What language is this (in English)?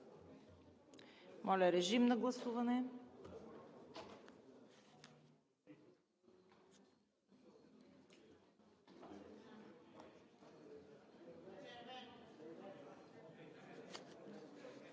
Bulgarian